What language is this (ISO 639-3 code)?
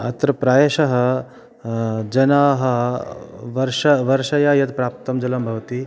san